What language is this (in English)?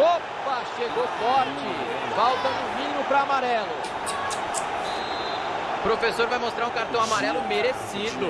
Portuguese